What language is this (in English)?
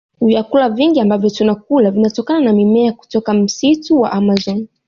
Swahili